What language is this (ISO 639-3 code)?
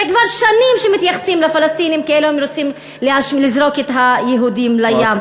heb